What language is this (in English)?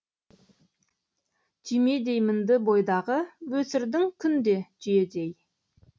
Kazakh